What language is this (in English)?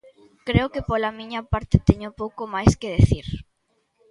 Galician